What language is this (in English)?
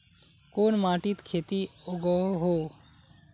Magahi